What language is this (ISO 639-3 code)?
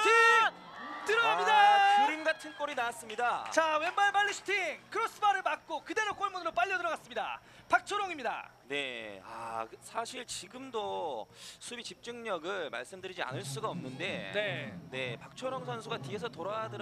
kor